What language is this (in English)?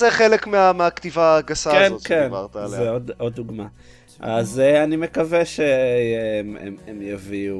Hebrew